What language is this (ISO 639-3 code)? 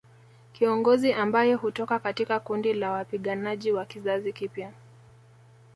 swa